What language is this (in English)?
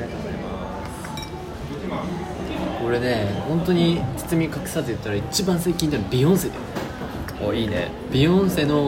Japanese